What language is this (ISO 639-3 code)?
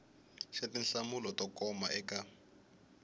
tso